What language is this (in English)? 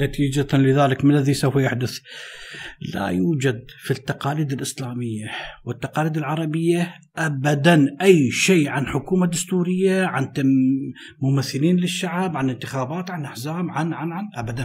Arabic